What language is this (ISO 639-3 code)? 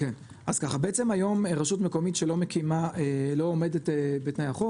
heb